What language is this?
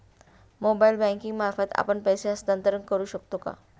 Marathi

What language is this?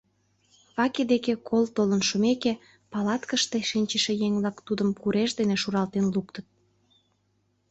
Mari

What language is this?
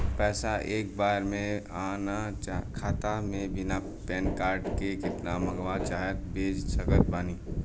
Bhojpuri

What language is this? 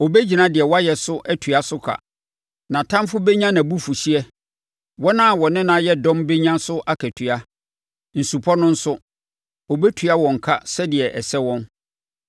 Akan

